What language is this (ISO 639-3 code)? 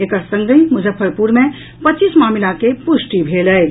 mai